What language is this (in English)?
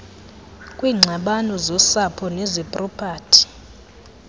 Xhosa